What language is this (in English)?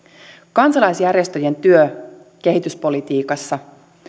Finnish